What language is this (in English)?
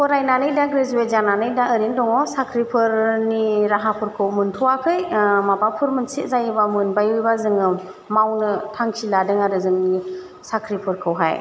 Bodo